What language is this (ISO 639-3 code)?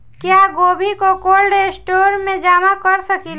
bho